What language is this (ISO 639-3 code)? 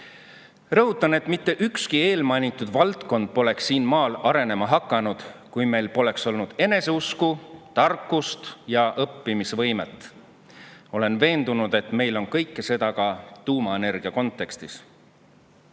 est